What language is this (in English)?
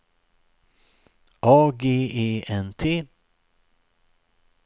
Swedish